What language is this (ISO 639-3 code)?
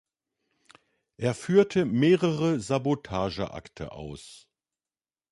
deu